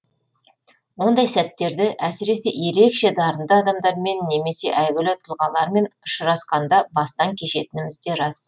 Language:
Kazakh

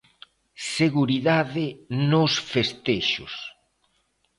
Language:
Galician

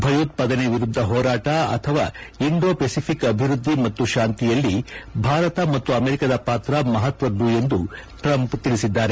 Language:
Kannada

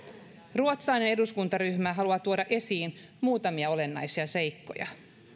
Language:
Finnish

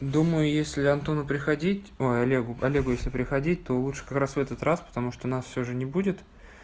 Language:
Russian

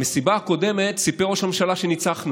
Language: Hebrew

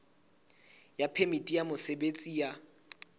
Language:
Southern Sotho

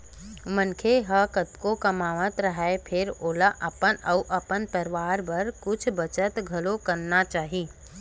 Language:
Chhattisgarhi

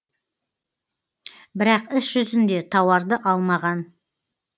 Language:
Kazakh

